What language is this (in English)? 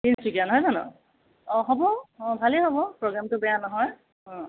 Assamese